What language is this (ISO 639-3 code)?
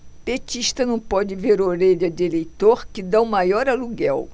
por